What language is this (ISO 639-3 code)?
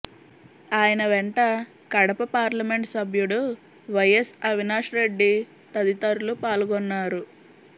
tel